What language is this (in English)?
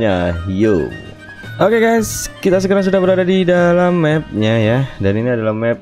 Indonesian